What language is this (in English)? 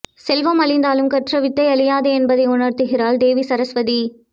Tamil